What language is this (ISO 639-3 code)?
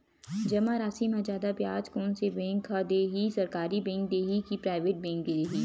hne